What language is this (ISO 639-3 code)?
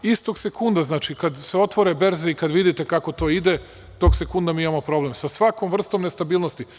srp